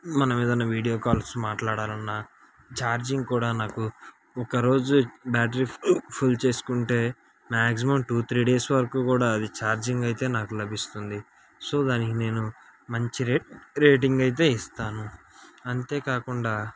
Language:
Telugu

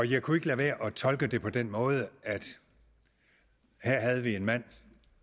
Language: Danish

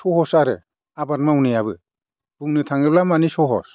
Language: Bodo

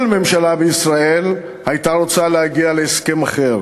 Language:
Hebrew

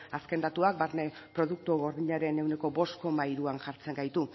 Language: Basque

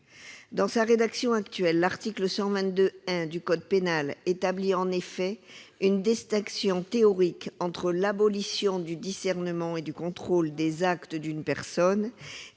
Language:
French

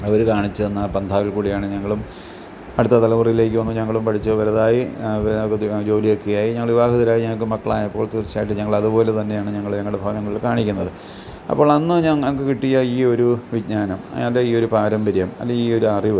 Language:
Malayalam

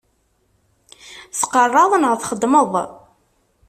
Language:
Kabyle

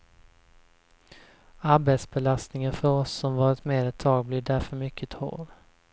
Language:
Swedish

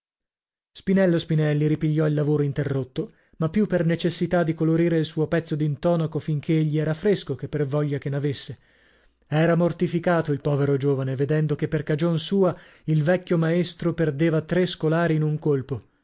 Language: Italian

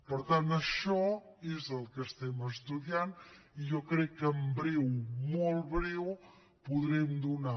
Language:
Catalan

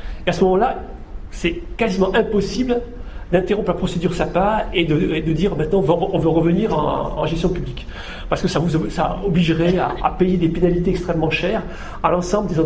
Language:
French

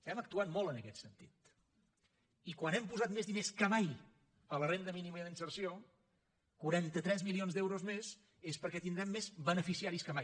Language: Catalan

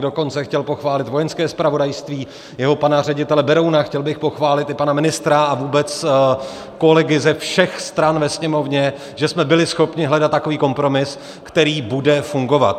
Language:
Czech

